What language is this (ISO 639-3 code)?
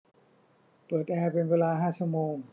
tha